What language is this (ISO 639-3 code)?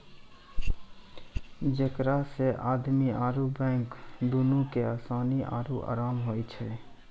mai